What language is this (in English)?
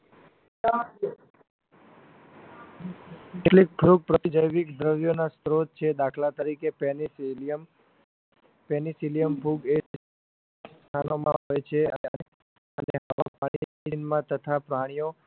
Gujarati